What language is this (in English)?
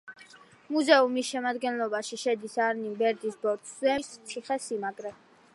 Georgian